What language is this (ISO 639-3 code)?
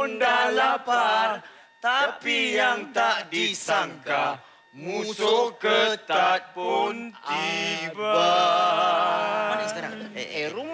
msa